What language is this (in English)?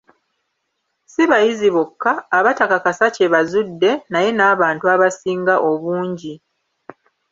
Ganda